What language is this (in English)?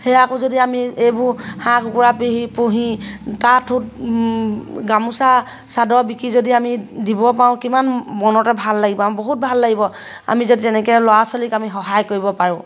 Assamese